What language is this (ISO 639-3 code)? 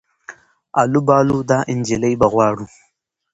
pus